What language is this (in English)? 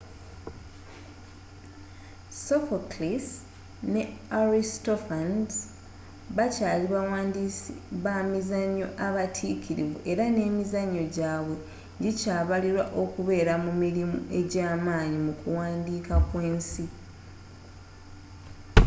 Ganda